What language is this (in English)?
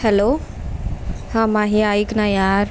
Marathi